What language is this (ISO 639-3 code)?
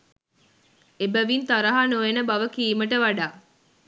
sin